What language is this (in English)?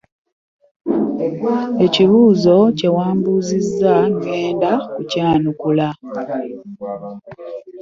Ganda